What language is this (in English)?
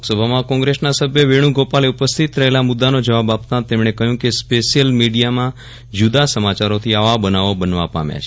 Gujarati